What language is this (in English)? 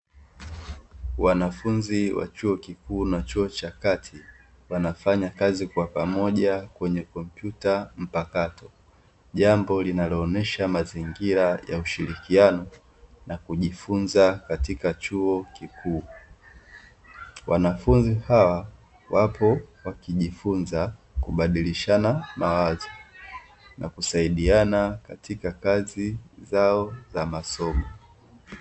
Swahili